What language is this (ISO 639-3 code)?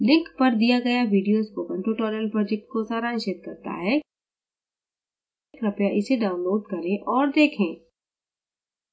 hin